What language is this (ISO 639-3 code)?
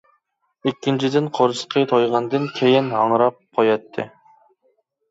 uig